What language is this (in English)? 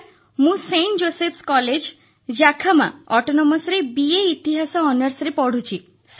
Odia